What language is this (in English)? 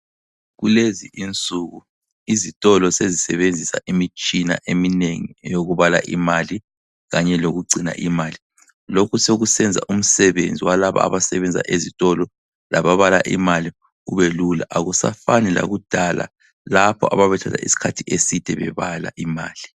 North Ndebele